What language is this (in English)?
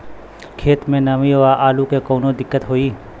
Bhojpuri